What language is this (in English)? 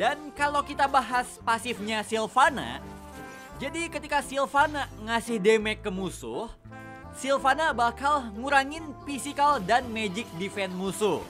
Indonesian